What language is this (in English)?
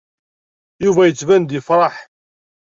Kabyle